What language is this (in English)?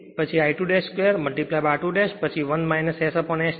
Gujarati